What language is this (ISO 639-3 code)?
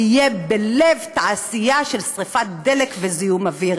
heb